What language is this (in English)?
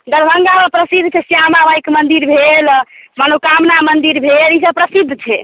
Maithili